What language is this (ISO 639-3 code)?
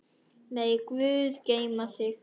isl